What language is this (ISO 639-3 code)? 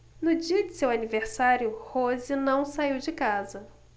por